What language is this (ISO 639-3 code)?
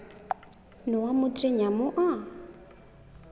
sat